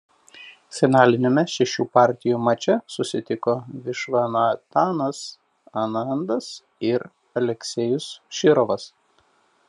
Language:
Lithuanian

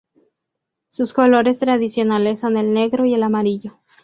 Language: Spanish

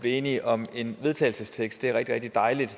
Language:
Danish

